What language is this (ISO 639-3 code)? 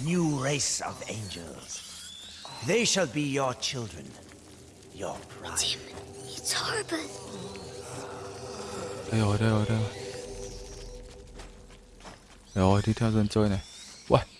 vie